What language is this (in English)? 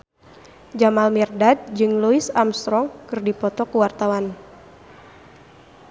Sundanese